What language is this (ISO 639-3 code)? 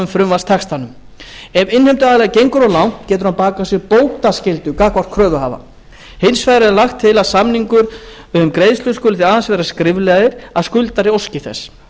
isl